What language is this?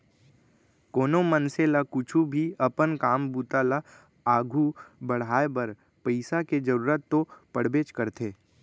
Chhattisgarhi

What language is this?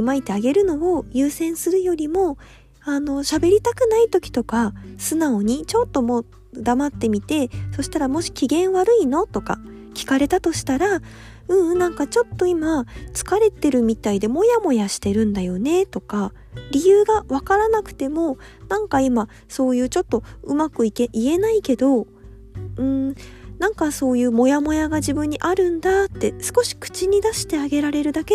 Japanese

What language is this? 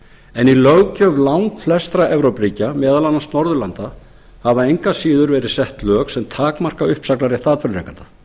Icelandic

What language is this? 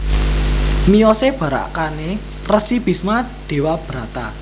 Javanese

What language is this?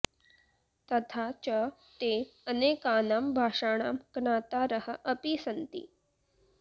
Sanskrit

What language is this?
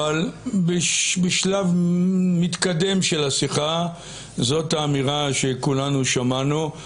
Hebrew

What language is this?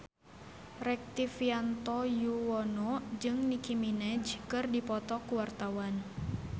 Sundanese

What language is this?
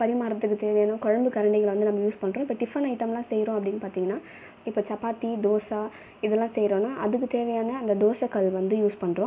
Tamil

